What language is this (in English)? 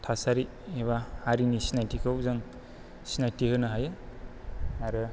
Bodo